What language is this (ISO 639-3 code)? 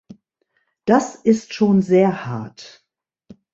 deu